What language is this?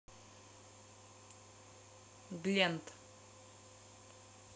Russian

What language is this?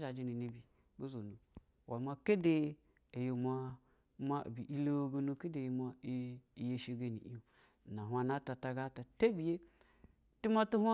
Basa (Nigeria)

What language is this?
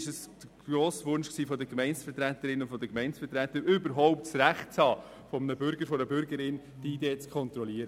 Swiss German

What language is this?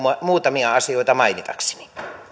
Finnish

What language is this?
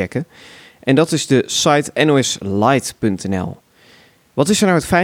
Dutch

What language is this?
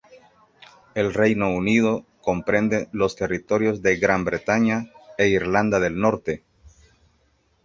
Spanish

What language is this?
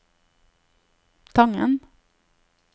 Norwegian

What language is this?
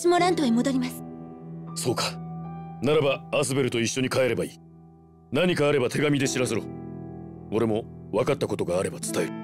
Japanese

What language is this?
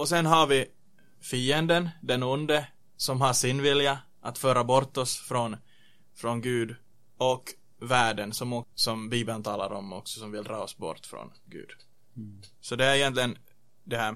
Swedish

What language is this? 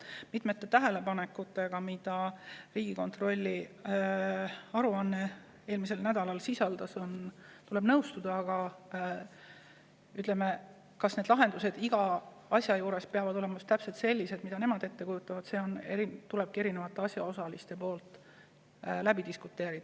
Estonian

